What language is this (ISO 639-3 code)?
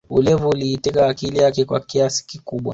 swa